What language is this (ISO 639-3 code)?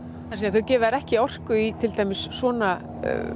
isl